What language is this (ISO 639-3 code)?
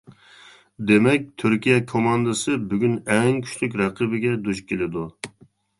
uig